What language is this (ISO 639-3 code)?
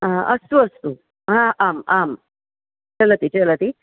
san